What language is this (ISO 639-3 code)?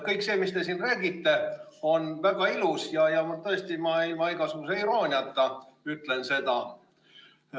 est